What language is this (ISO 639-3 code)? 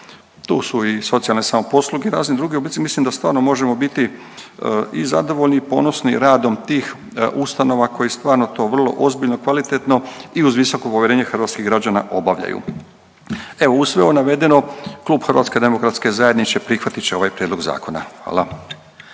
hrv